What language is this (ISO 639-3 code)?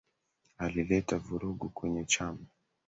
swa